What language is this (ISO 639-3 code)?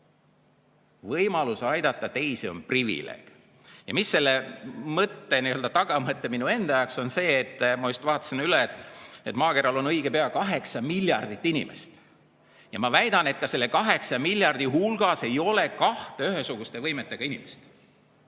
est